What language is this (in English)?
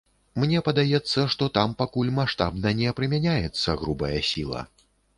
Belarusian